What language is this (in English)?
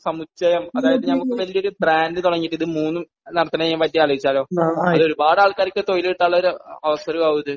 Malayalam